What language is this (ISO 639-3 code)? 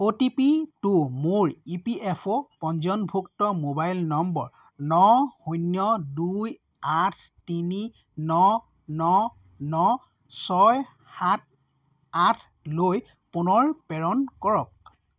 asm